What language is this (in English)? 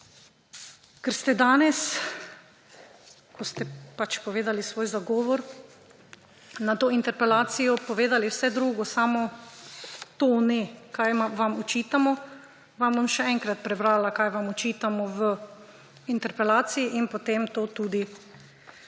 Slovenian